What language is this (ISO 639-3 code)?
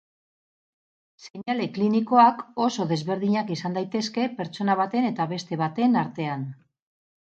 eus